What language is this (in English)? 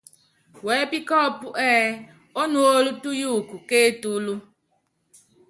Yangben